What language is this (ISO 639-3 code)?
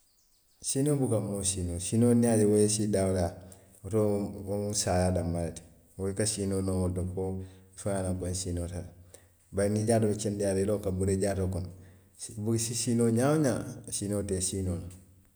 mlq